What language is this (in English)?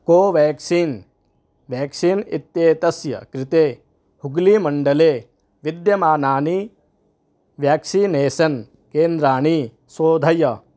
Sanskrit